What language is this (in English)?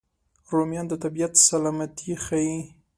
Pashto